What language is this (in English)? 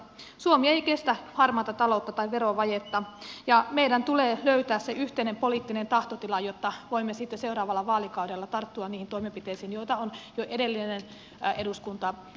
Finnish